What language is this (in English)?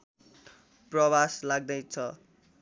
Nepali